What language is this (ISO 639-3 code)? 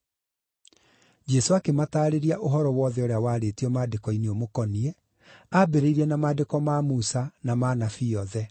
kik